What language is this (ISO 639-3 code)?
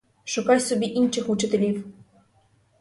ukr